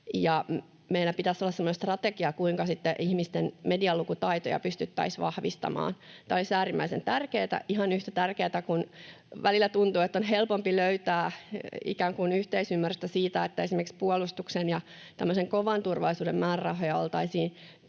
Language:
Finnish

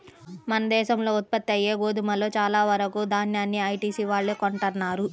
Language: Telugu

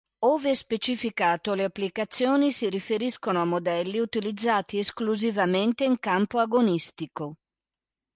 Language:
Italian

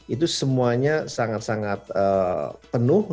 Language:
Indonesian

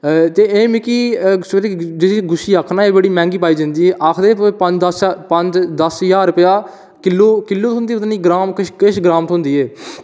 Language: Dogri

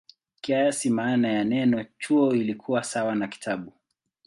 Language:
Swahili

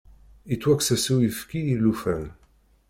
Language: Kabyle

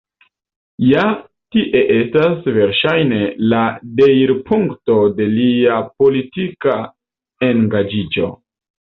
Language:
Esperanto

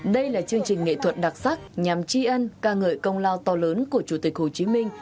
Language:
Vietnamese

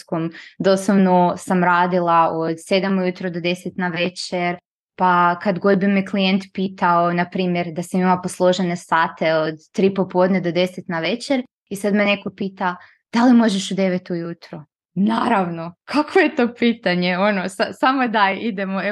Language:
Croatian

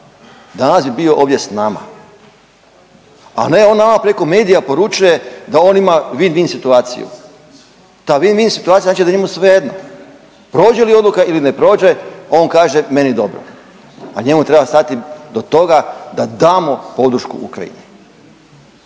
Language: Croatian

